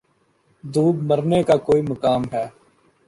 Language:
Urdu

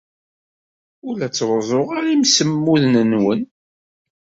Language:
Kabyle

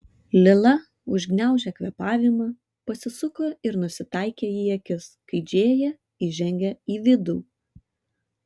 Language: Lithuanian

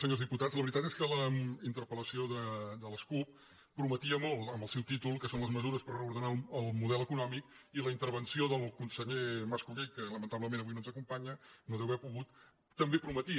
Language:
Catalan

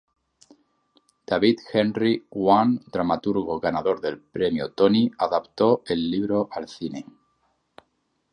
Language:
Spanish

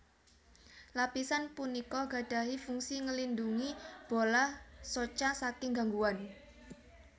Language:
Javanese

